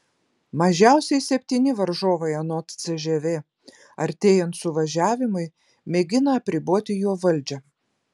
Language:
Lithuanian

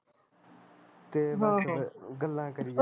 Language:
Punjabi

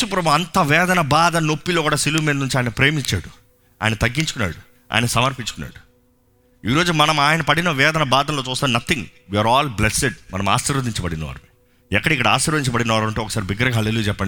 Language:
Telugu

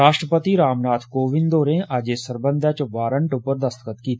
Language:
Dogri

